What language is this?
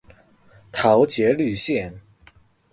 Chinese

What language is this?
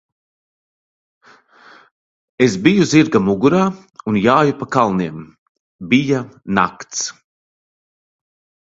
Latvian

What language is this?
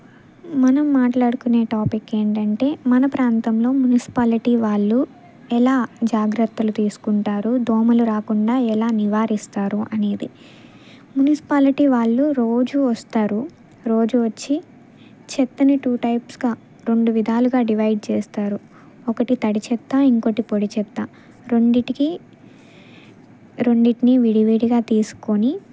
Telugu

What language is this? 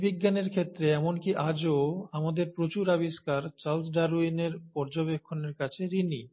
Bangla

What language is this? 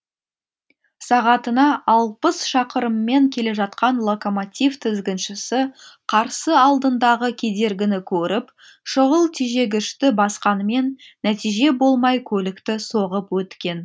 Kazakh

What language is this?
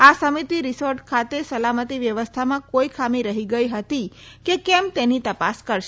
Gujarati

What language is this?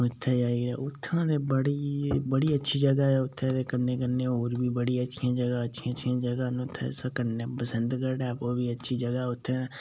Dogri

